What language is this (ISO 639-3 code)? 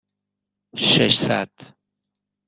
fas